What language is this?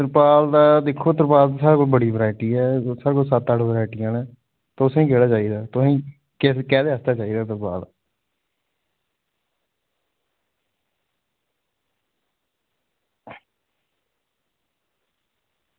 Dogri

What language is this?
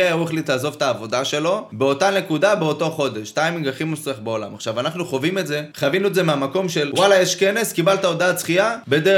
Hebrew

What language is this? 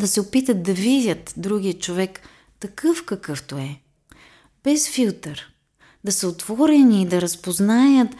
Bulgarian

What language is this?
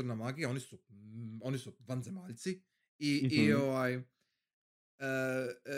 Croatian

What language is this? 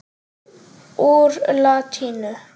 Icelandic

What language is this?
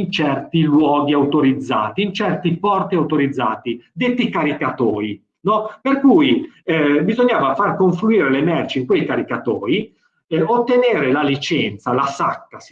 Italian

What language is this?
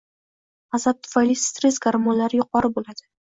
Uzbek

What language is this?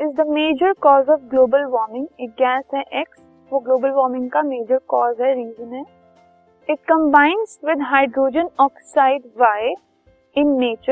Hindi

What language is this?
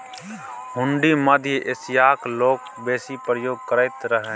Maithili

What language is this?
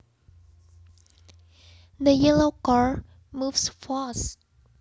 Javanese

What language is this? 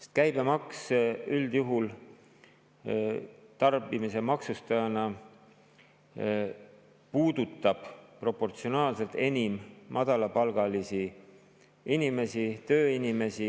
Estonian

